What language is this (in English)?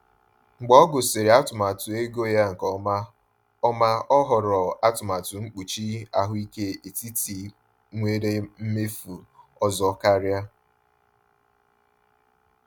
Igbo